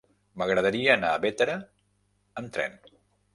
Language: Catalan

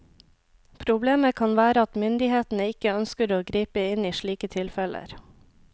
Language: Norwegian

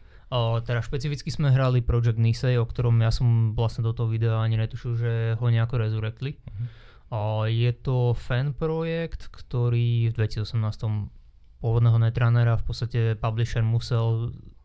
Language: Slovak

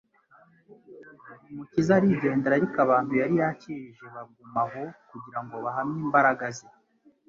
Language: Kinyarwanda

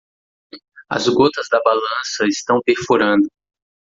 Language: Portuguese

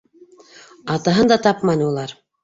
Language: Bashkir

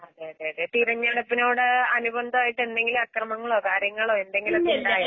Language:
Malayalam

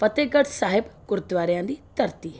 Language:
Punjabi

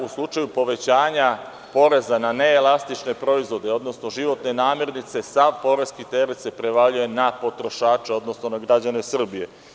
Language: Serbian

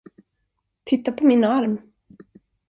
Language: Swedish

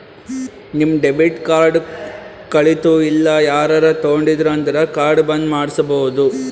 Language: Kannada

